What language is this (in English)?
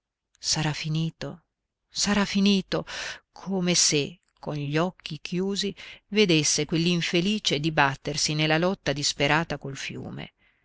Italian